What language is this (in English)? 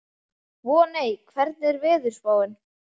Icelandic